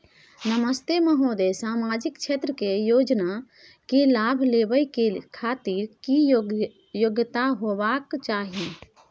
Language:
Maithili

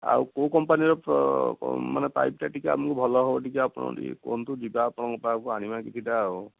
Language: Odia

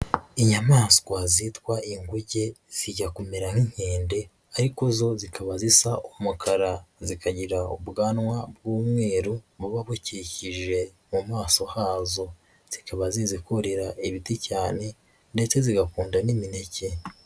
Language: Kinyarwanda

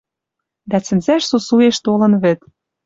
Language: Western Mari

